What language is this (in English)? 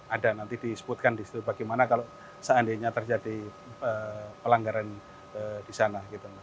Indonesian